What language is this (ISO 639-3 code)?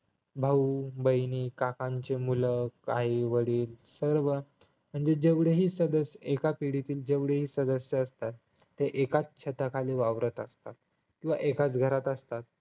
mar